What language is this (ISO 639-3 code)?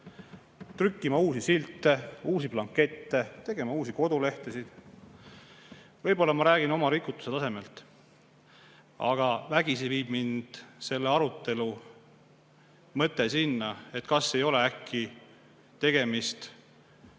est